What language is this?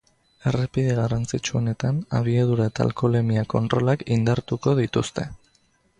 Basque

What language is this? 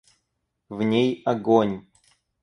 Russian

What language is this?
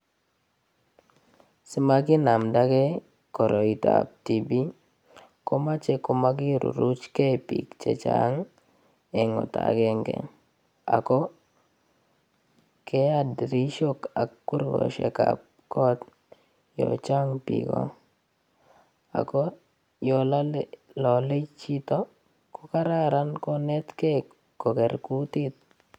Kalenjin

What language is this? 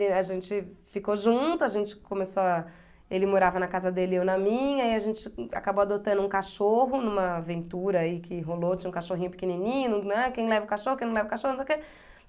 Portuguese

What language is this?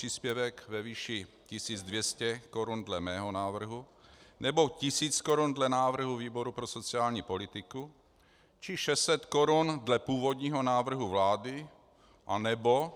Czech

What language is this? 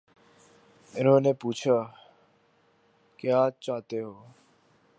Urdu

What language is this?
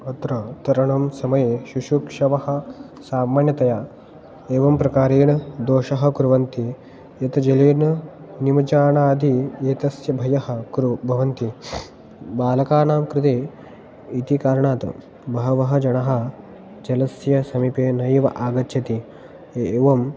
Sanskrit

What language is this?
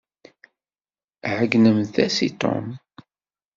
Kabyle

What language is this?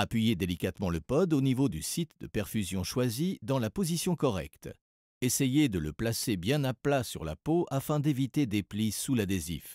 French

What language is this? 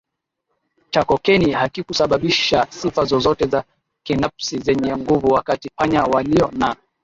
Swahili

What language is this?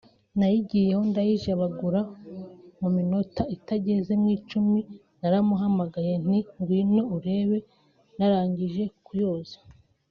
Kinyarwanda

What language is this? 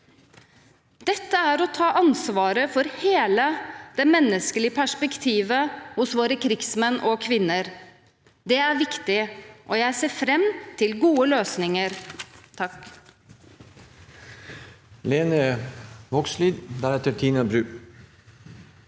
Norwegian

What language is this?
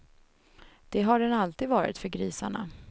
Swedish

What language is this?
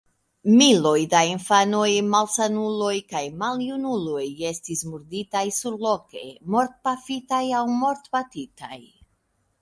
Esperanto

